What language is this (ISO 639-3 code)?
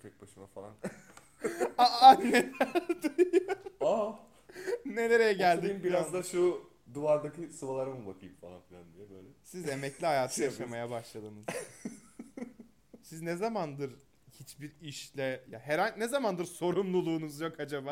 tur